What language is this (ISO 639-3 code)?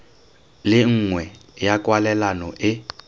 tsn